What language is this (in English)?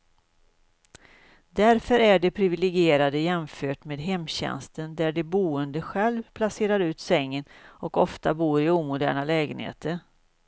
Swedish